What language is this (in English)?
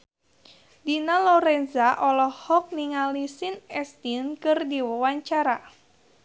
Sundanese